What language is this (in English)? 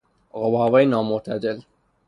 Persian